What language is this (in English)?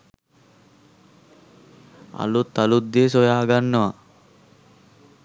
Sinhala